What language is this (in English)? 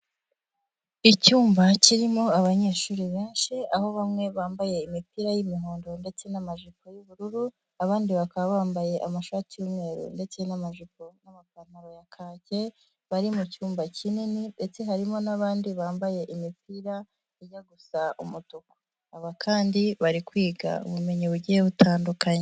Kinyarwanda